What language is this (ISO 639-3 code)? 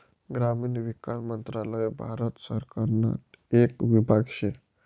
mar